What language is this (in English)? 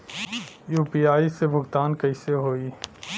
Bhojpuri